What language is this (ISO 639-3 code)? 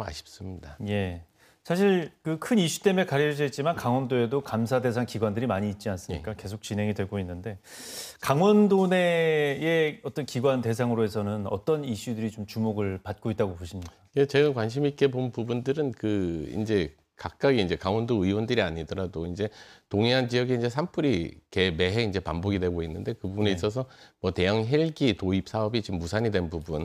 kor